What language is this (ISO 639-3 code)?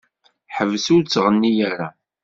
kab